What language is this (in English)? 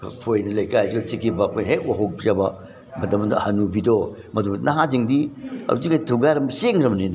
Manipuri